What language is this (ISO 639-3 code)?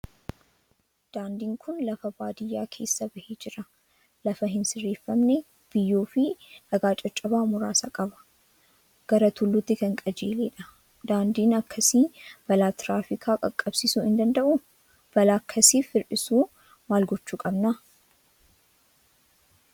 orm